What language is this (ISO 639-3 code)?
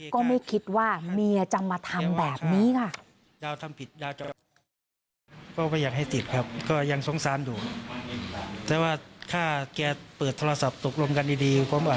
tha